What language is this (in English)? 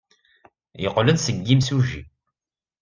Kabyle